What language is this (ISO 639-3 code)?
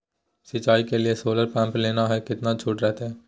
mag